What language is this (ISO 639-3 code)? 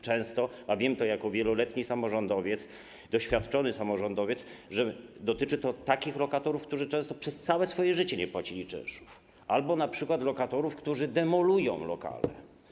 pol